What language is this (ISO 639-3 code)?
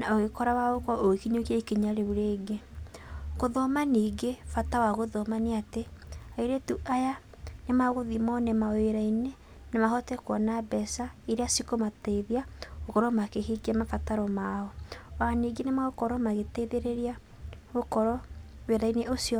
kik